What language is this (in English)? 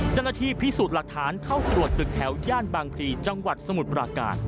Thai